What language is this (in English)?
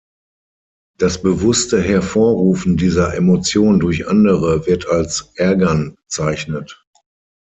German